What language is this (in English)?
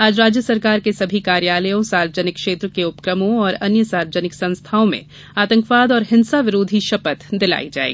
Hindi